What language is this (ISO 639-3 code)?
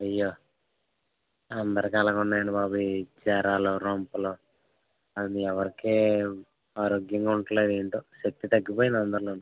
tel